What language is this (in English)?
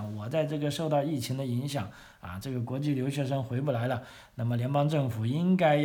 Chinese